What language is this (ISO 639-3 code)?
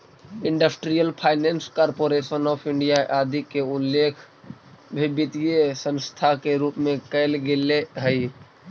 mag